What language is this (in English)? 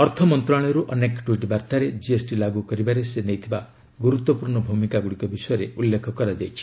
Odia